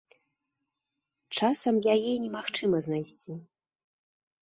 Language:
Belarusian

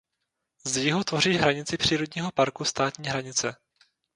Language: Czech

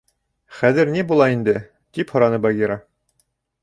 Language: Bashkir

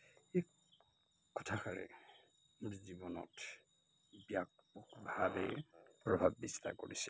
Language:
Assamese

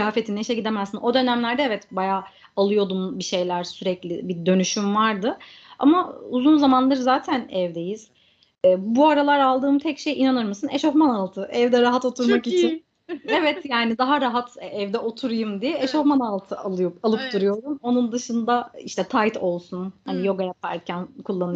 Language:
Turkish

